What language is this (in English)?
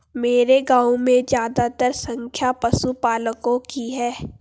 Hindi